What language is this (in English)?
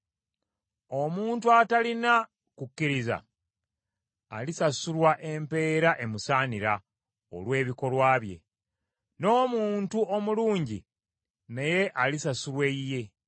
Ganda